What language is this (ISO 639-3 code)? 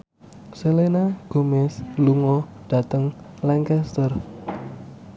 jav